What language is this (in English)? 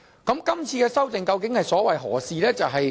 Cantonese